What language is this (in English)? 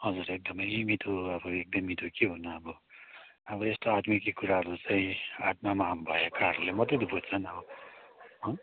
Nepali